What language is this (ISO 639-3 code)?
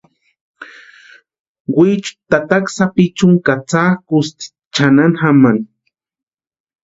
pua